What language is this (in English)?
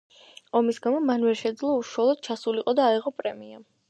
Georgian